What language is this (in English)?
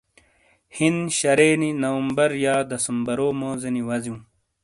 Shina